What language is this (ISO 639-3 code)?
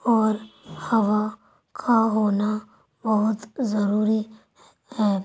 urd